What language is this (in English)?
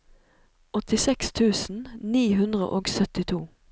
Norwegian